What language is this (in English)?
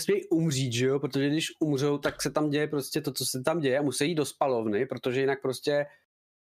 Czech